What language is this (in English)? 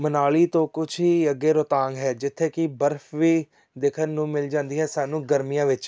Punjabi